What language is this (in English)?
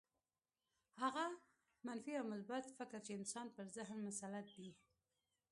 Pashto